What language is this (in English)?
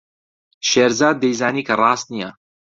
Central Kurdish